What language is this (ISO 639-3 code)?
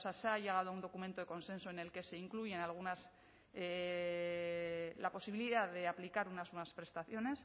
spa